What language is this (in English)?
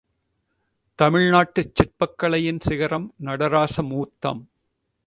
Tamil